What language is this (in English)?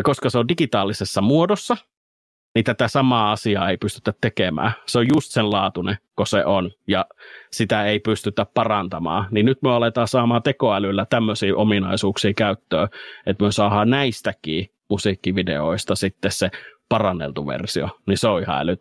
Finnish